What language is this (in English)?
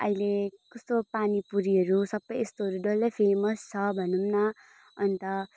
Nepali